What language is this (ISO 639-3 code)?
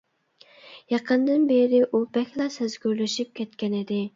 uig